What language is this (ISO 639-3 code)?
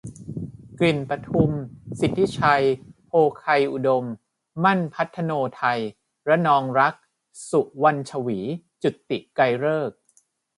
tha